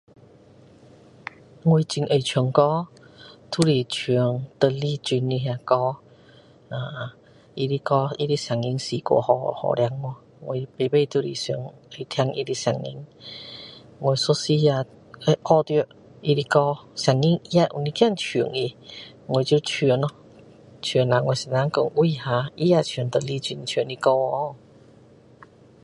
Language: Min Dong Chinese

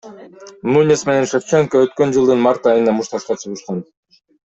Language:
Kyrgyz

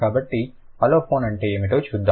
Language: Telugu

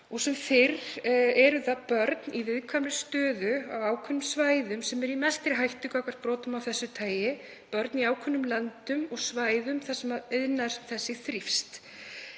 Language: Icelandic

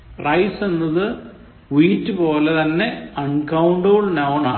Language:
Malayalam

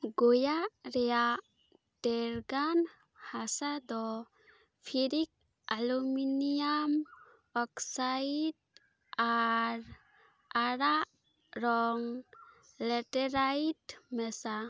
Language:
Santali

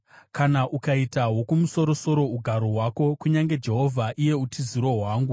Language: Shona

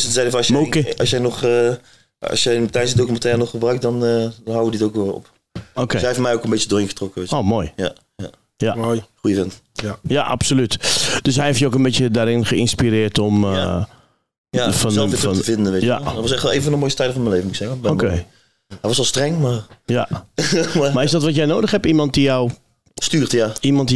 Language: Dutch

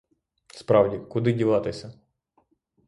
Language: Ukrainian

